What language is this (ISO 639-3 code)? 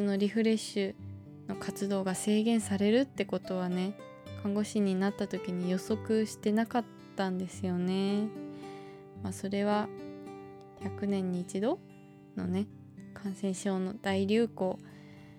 jpn